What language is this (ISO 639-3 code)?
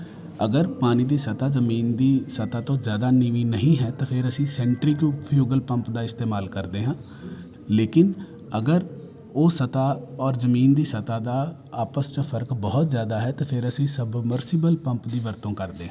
pan